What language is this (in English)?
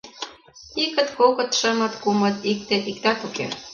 Mari